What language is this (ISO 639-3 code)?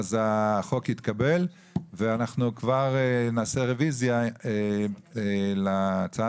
heb